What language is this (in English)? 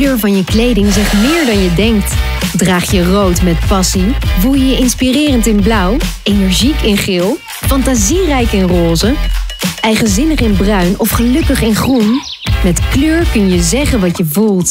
Dutch